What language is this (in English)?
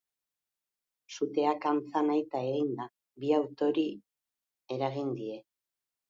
Basque